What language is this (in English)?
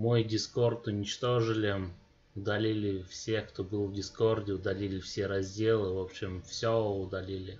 Russian